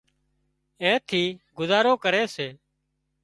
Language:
Wadiyara Koli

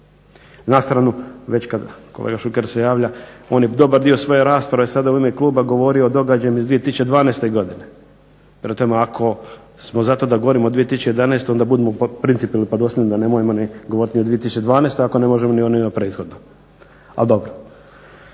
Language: Croatian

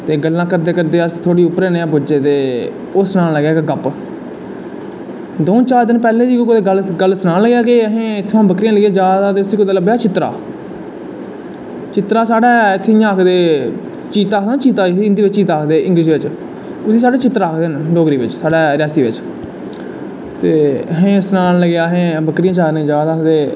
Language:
Dogri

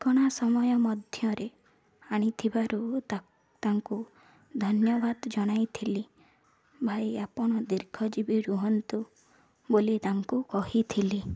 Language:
Odia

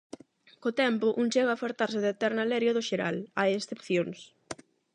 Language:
Galician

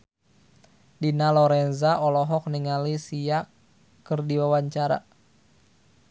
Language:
Sundanese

